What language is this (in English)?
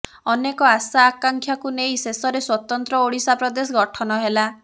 Odia